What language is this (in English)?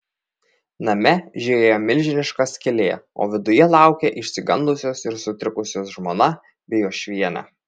Lithuanian